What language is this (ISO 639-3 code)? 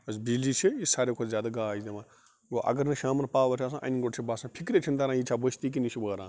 kas